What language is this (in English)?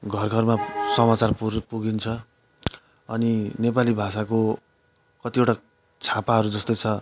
Nepali